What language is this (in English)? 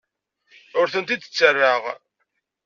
Kabyle